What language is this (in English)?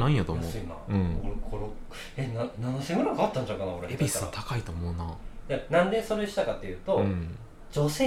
Japanese